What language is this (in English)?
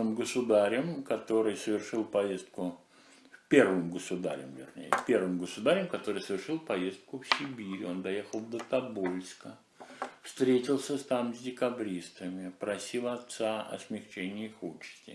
Russian